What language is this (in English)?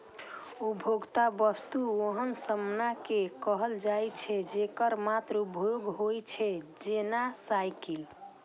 Maithili